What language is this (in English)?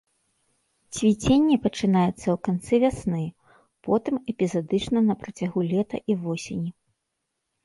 Belarusian